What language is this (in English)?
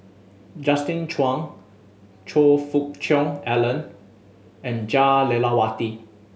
English